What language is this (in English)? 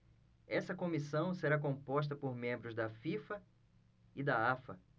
Portuguese